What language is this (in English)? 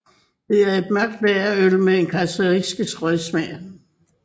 Danish